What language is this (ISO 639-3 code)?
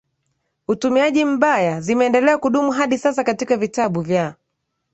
swa